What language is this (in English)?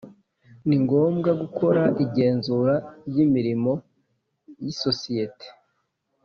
Kinyarwanda